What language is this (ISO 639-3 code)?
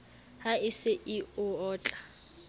sot